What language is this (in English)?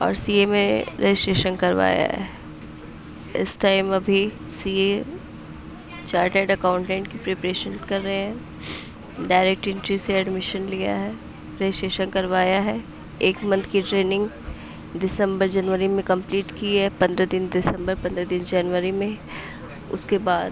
Urdu